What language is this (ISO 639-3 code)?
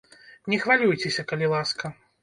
bel